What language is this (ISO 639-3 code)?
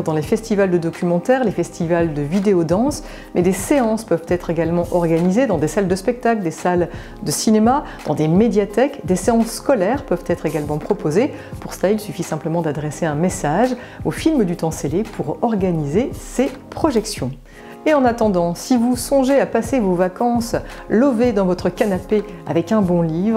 fra